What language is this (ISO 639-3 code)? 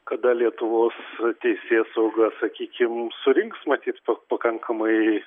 lit